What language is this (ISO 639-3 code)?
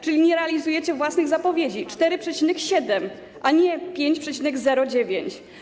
pol